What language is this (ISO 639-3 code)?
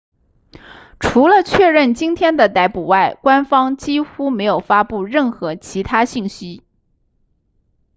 zho